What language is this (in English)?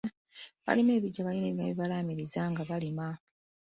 Ganda